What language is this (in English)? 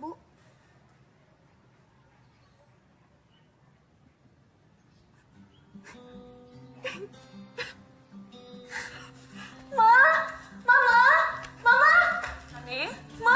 Indonesian